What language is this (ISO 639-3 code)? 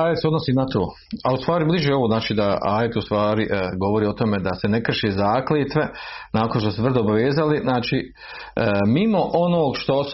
hrv